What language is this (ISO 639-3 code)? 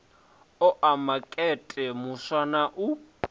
ven